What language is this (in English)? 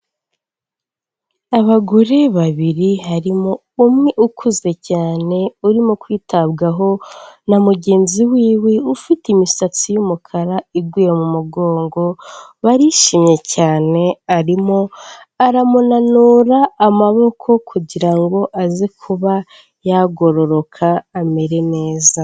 Kinyarwanda